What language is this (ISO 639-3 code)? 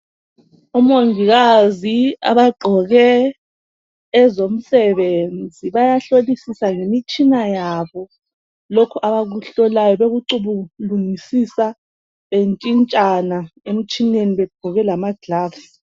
nde